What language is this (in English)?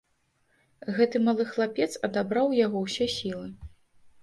Belarusian